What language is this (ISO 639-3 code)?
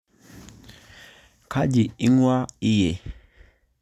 mas